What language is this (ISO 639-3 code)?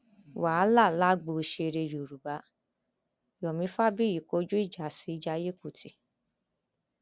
yor